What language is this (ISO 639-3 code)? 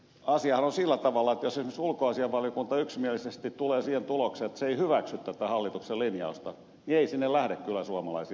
fin